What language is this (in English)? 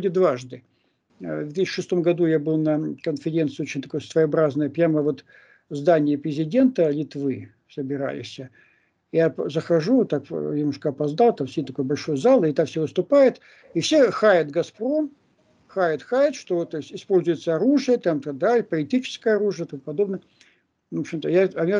Russian